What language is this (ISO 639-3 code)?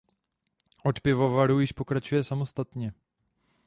ces